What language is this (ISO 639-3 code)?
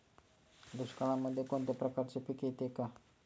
mar